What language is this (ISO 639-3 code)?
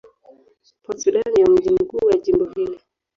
swa